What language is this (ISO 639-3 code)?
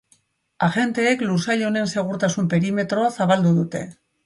eus